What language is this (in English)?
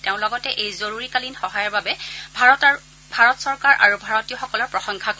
Assamese